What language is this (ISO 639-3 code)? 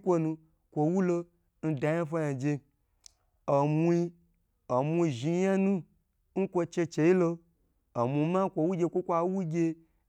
gbr